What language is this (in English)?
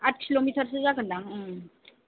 Bodo